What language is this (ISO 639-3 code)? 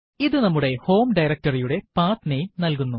mal